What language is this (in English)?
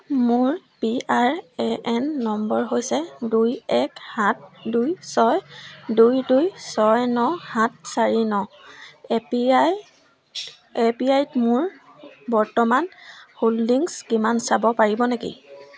Assamese